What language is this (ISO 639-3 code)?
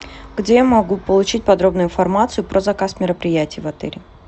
rus